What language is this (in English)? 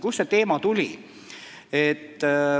Estonian